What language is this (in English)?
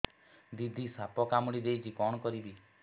Odia